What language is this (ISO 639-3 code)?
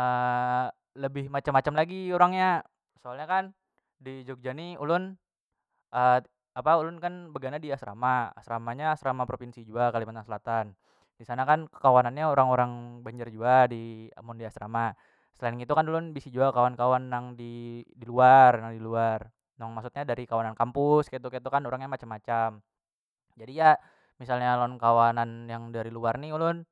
bjn